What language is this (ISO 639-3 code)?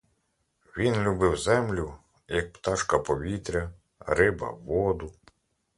ukr